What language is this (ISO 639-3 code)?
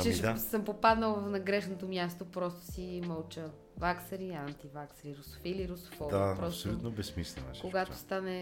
bul